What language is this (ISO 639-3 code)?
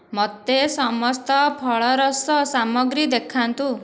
ori